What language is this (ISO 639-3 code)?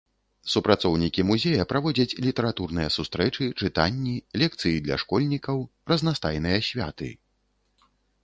bel